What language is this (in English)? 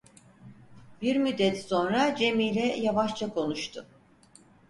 Turkish